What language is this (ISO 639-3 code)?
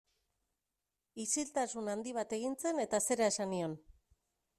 eus